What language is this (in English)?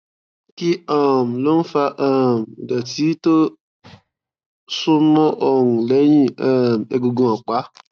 Yoruba